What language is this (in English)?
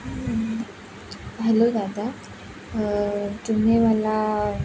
Marathi